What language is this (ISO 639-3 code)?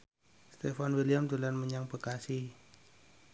jav